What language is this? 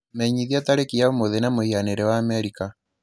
Kikuyu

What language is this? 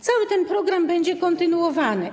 Polish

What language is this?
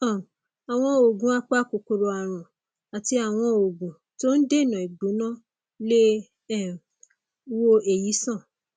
Yoruba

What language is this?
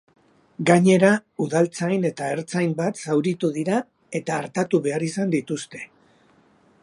Basque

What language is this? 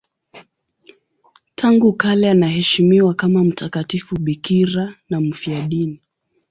Swahili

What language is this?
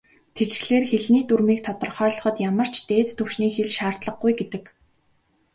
Mongolian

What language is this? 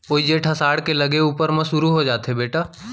Chhattisgarhi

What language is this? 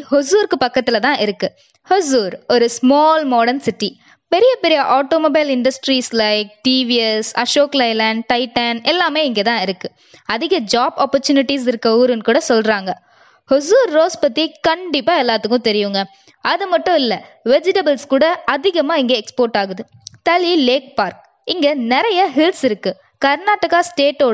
Tamil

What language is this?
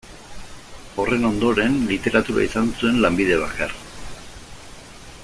Basque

